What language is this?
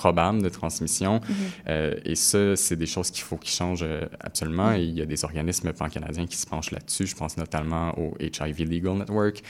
French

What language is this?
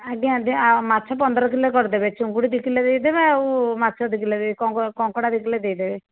Odia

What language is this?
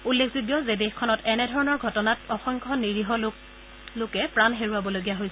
Assamese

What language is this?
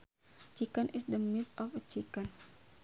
Sundanese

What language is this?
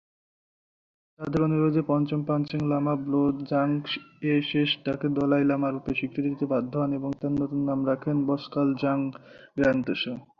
Bangla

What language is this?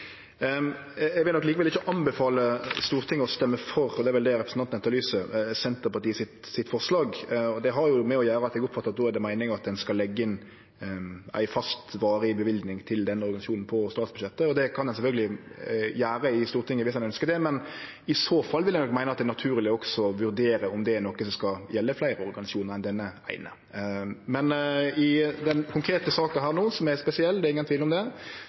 Norwegian Nynorsk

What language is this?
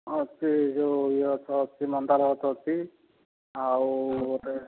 Odia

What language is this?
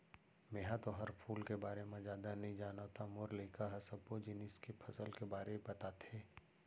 Chhattisgarhi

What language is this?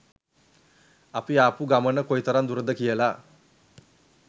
Sinhala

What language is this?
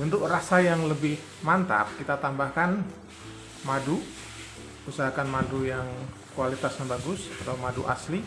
Indonesian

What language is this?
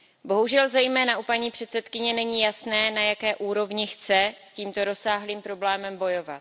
Czech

